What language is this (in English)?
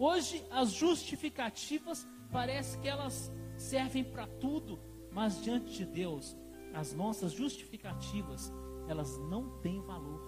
Portuguese